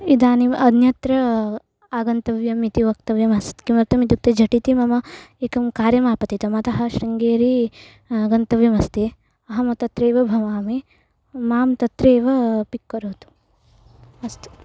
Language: Sanskrit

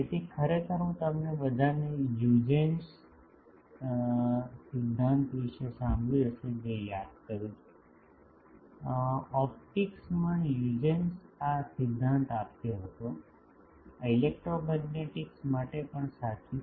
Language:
Gujarati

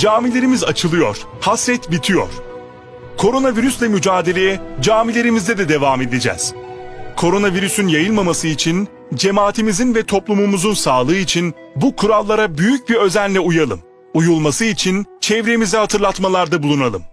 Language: Turkish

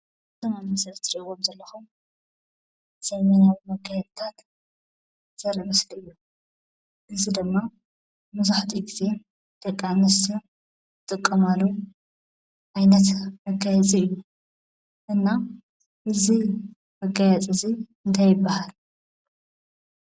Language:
Tigrinya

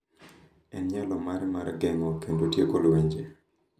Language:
Luo (Kenya and Tanzania)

